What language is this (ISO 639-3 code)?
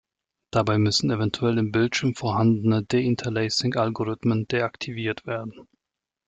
deu